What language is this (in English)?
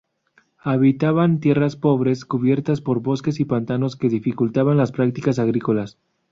Spanish